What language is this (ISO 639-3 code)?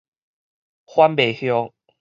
nan